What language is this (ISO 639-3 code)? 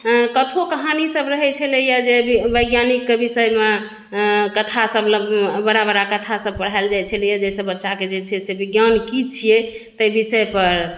mai